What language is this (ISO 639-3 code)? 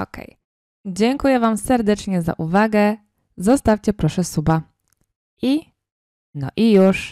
pol